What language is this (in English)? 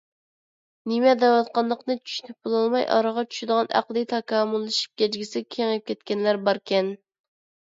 Uyghur